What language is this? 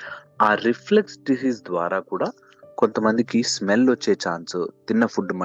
Telugu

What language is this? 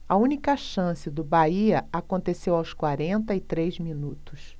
Portuguese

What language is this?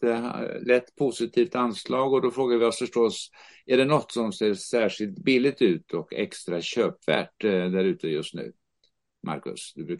Swedish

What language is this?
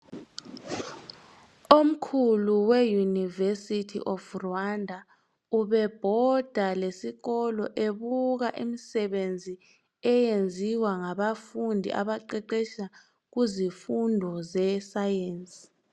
North Ndebele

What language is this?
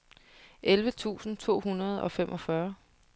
Danish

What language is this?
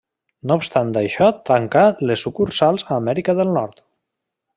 Catalan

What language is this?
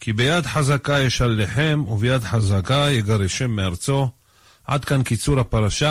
Hebrew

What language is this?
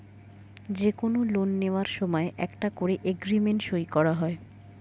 Bangla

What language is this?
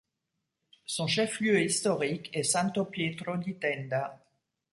French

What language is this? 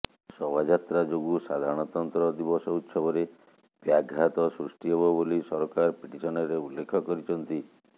Odia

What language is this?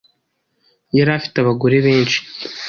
Kinyarwanda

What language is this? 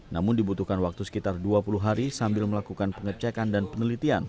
Indonesian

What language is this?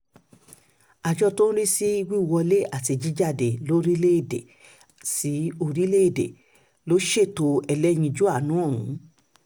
Yoruba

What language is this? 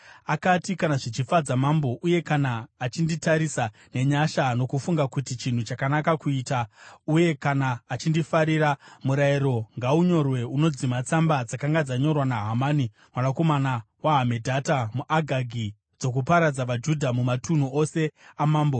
Shona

